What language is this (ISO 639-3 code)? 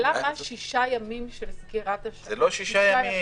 heb